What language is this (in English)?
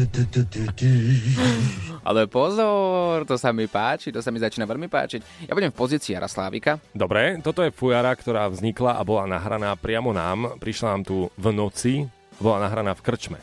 Slovak